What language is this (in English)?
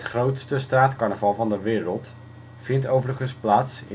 Dutch